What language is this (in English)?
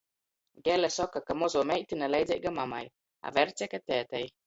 Latgalian